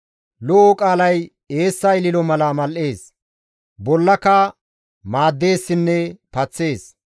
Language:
Gamo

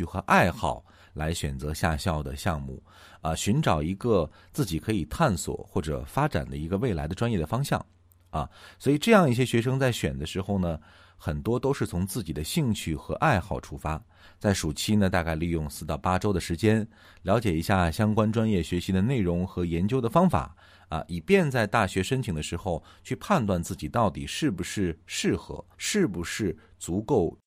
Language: Chinese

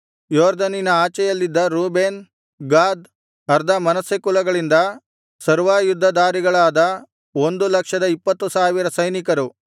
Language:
Kannada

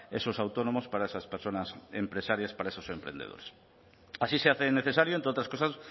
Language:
Spanish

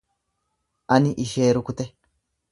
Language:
Oromo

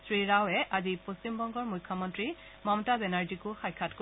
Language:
Assamese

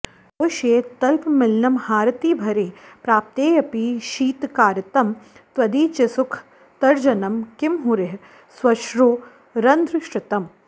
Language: Sanskrit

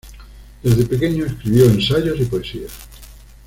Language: Spanish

